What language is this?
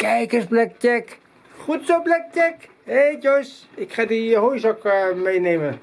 Dutch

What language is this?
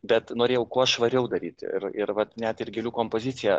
Lithuanian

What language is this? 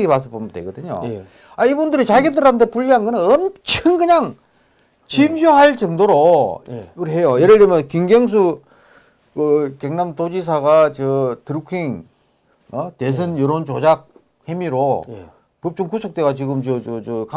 Korean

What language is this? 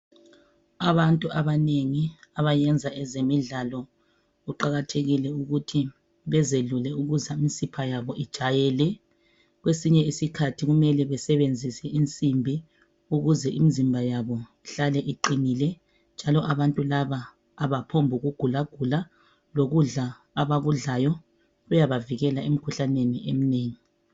North Ndebele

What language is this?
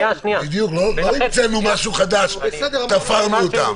Hebrew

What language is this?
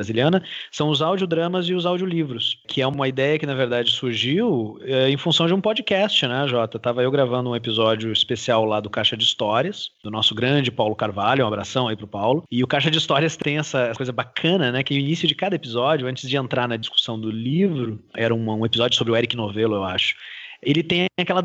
Portuguese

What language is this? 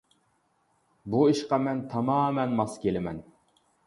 Uyghur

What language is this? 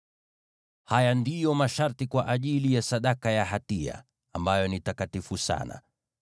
Swahili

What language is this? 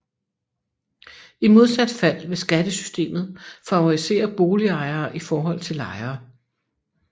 Danish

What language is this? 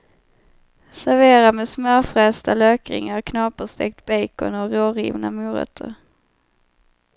Swedish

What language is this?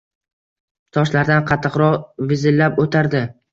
Uzbek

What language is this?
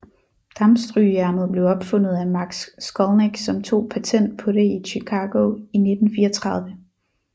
Danish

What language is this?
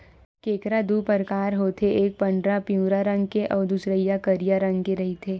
Chhattisgarhi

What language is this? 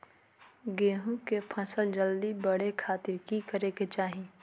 Magahi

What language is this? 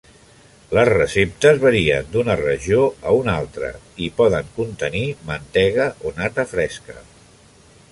Catalan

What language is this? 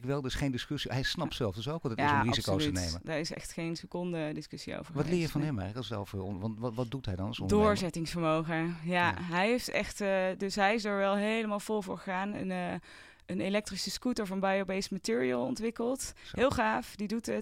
Dutch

